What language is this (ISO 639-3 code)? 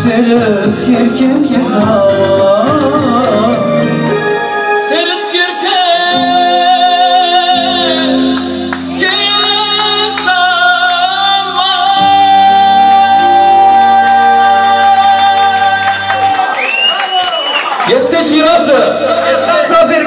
ara